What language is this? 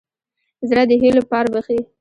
Pashto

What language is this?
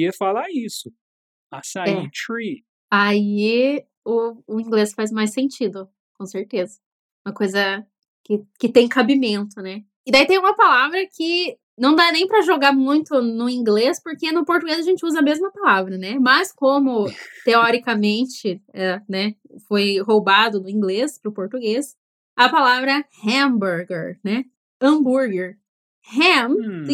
Portuguese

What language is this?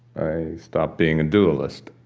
English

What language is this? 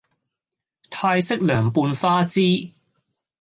Cantonese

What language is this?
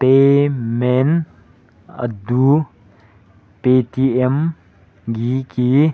Manipuri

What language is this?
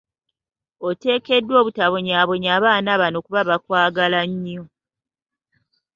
Ganda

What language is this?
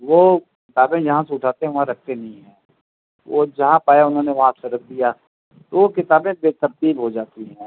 Urdu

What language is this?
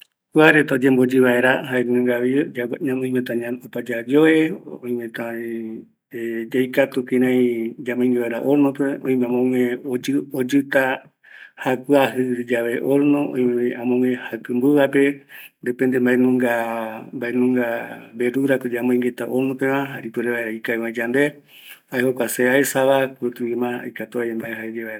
Eastern Bolivian Guaraní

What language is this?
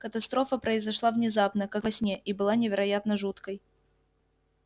Russian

